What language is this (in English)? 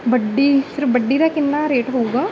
Punjabi